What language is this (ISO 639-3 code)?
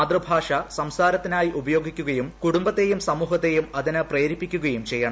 mal